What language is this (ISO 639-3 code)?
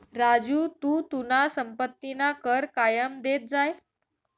mar